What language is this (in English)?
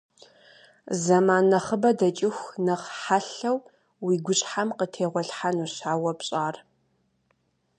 Kabardian